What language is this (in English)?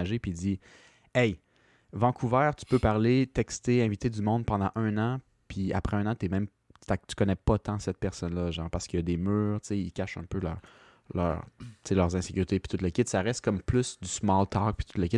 French